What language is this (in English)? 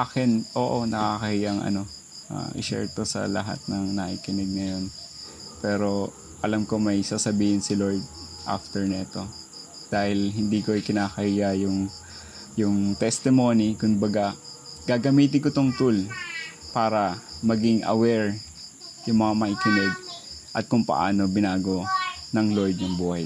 Filipino